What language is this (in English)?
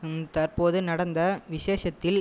Tamil